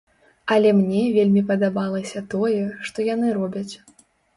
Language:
Belarusian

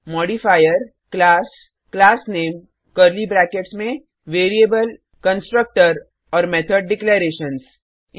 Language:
Hindi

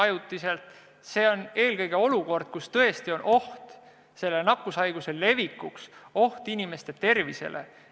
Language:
Estonian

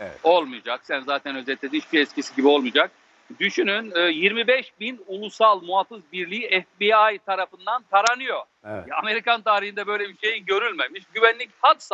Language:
Turkish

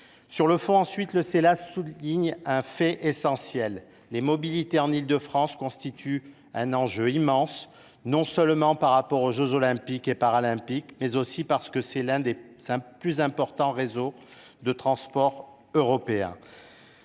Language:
French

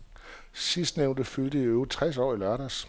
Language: Danish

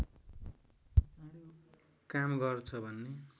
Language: Nepali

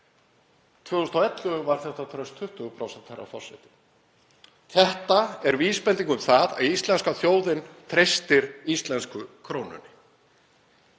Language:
Icelandic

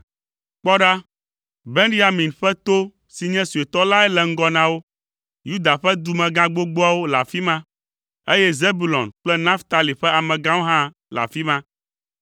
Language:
Ewe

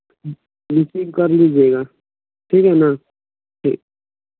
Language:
Hindi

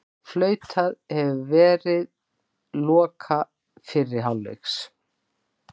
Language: Icelandic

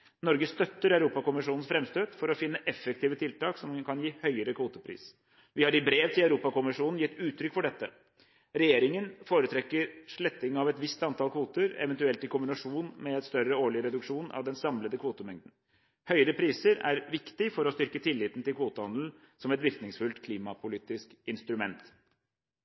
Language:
Norwegian Bokmål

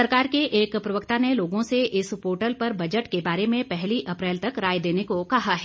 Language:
Hindi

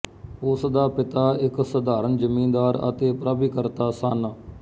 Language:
Punjabi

